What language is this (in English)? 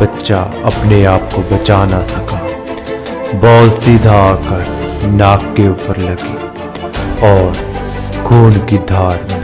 Hindi